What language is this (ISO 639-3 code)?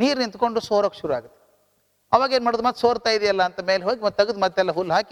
kan